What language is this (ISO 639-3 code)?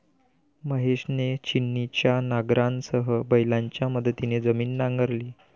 mar